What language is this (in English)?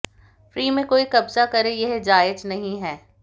Hindi